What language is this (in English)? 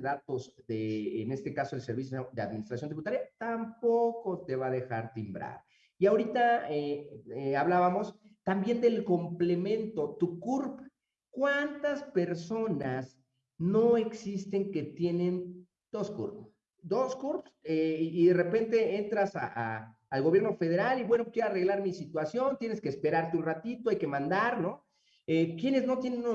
Spanish